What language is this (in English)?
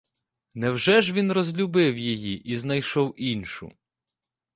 Ukrainian